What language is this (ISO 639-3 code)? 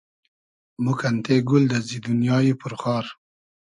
haz